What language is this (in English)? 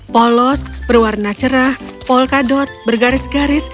Indonesian